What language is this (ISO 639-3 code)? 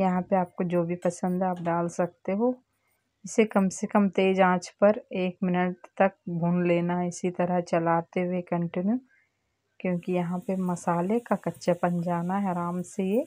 hin